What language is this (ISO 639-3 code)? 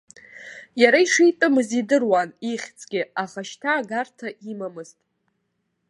abk